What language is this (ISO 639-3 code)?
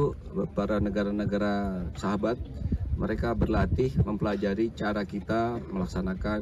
ind